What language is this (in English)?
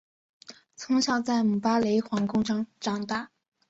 Chinese